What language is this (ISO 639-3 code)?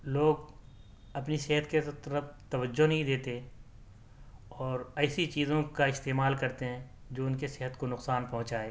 urd